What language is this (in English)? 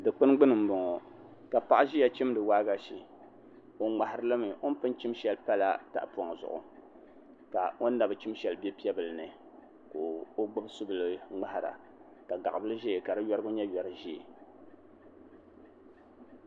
Dagbani